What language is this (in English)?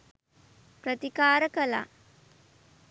Sinhala